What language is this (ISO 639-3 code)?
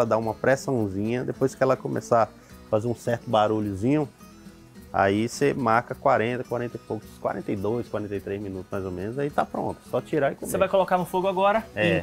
por